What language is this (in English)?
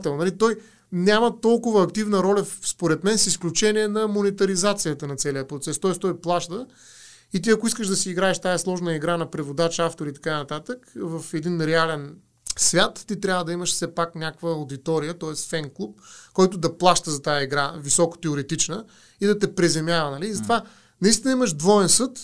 Bulgarian